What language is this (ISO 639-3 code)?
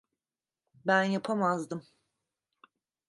tur